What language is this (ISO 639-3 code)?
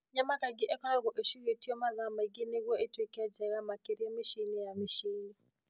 kik